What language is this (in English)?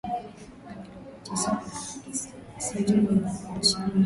Swahili